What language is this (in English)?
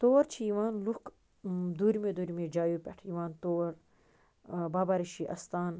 Kashmiri